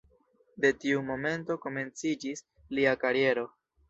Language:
Esperanto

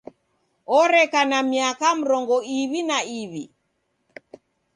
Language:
Taita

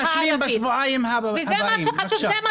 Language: Hebrew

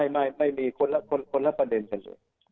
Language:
Thai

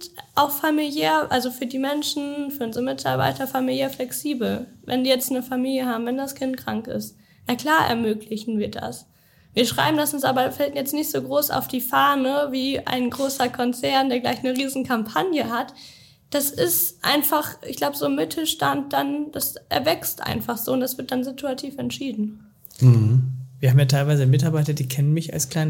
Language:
German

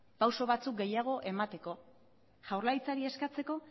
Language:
Basque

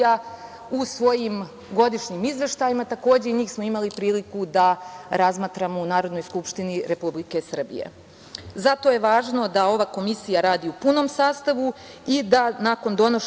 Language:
Serbian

